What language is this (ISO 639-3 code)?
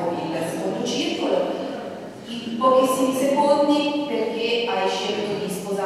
ita